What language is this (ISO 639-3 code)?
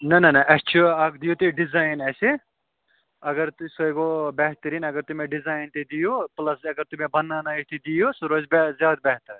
kas